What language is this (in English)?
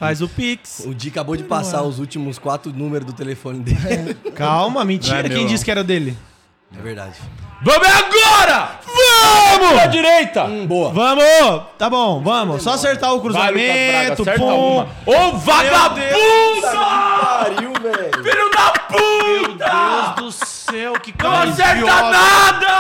Portuguese